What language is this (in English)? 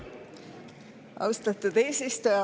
Estonian